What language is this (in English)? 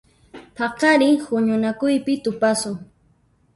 Puno Quechua